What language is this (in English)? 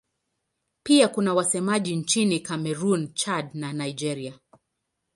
Swahili